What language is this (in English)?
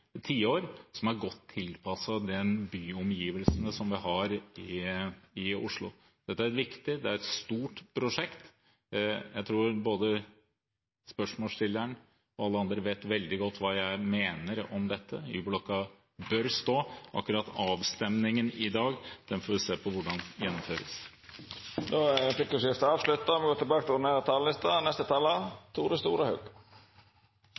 Norwegian